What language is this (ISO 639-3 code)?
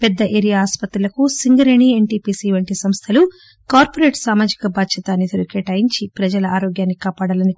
tel